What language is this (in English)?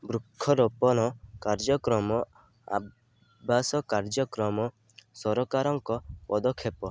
Odia